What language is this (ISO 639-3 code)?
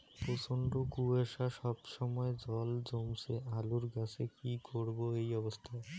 ben